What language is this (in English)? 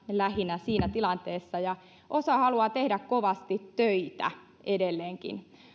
Finnish